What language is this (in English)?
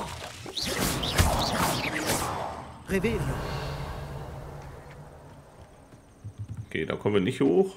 German